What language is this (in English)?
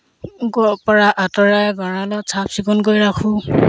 Assamese